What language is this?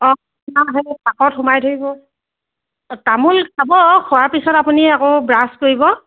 Assamese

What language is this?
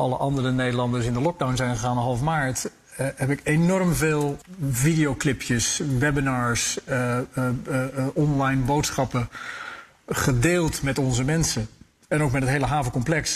Dutch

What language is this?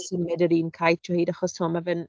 Welsh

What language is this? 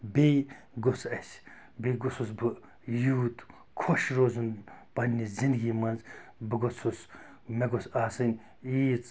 Kashmiri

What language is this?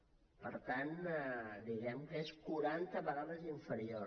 Catalan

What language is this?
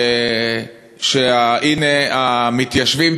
Hebrew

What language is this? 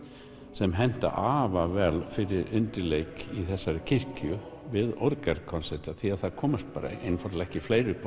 Icelandic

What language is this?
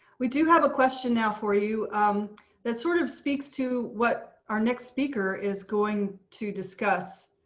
English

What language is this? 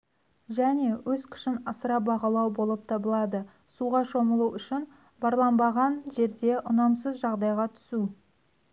Kazakh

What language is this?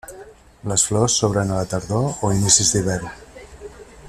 Catalan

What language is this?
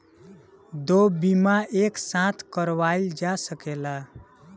Bhojpuri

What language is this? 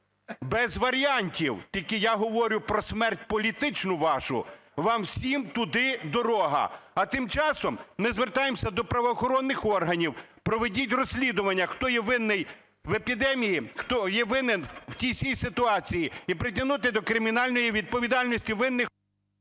Ukrainian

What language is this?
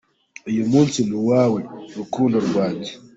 Kinyarwanda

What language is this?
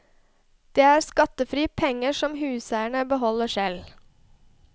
Norwegian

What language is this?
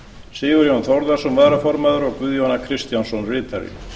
Icelandic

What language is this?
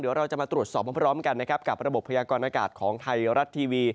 Thai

